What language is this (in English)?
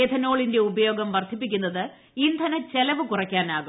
Malayalam